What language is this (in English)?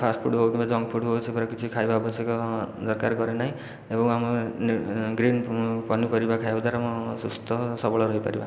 Odia